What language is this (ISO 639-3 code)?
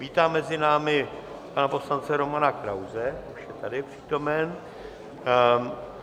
ces